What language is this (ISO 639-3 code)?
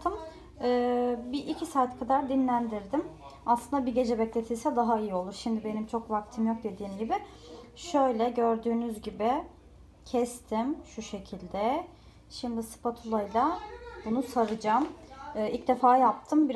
tur